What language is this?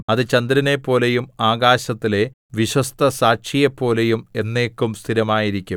Malayalam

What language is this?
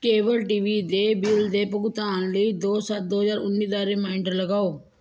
Punjabi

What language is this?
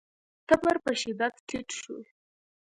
Pashto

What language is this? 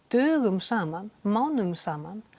Icelandic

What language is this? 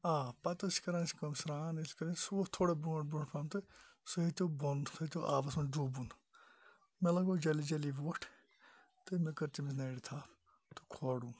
Kashmiri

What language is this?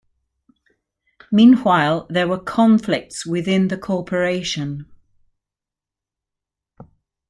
English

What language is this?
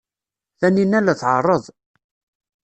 Kabyle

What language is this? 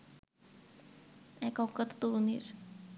Bangla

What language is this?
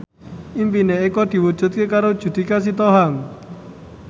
Javanese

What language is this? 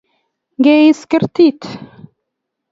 Kalenjin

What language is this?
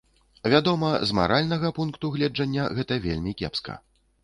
Belarusian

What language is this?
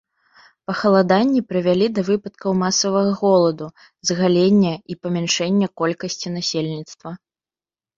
Belarusian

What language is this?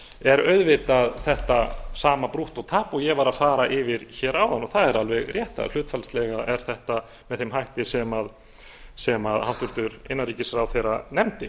Icelandic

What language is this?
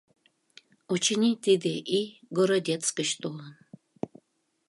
Mari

